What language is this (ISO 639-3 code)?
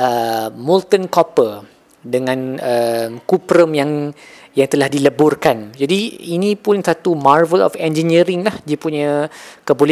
msa